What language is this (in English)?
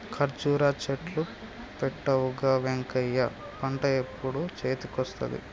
Telugu